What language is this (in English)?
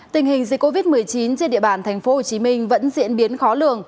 Vietnamese